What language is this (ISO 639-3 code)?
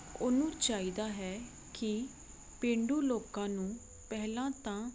pan